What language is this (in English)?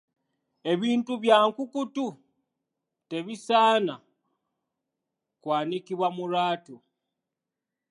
Ganda